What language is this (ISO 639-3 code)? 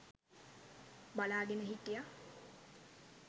sin